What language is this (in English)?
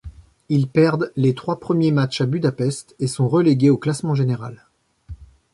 French